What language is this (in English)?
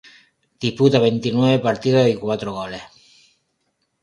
Spanish